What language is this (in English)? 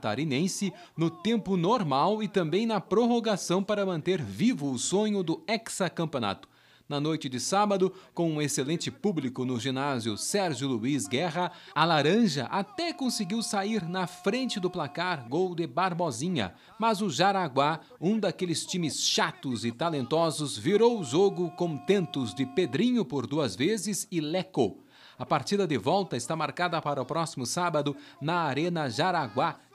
Portuguese